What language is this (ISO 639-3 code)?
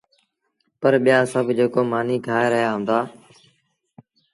sbn